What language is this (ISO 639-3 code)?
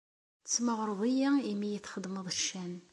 kab